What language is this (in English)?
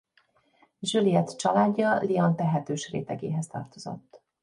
Hungarian